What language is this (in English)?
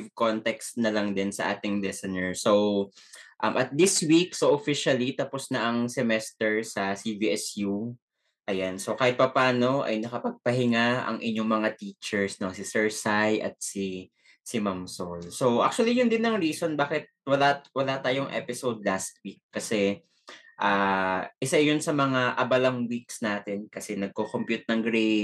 Filipino